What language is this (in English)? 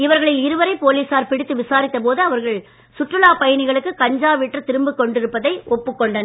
Tamil